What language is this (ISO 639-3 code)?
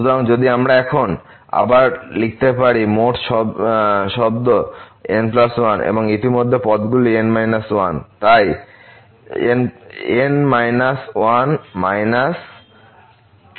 ben